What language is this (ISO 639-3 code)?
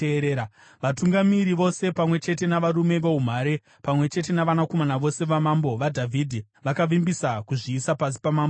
sna